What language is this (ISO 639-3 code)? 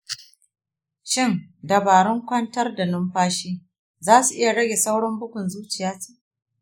hau